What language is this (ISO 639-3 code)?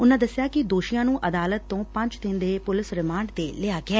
pan